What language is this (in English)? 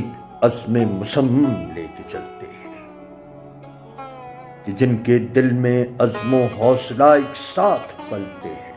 Urdu